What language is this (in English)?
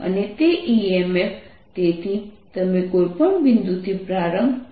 Gujarati